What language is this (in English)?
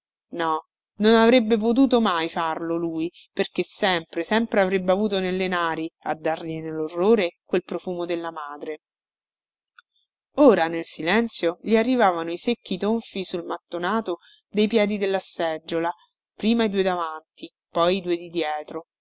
Italian